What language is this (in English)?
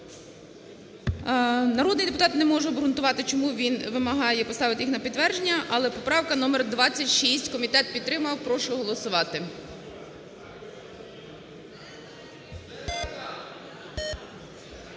Ukrainian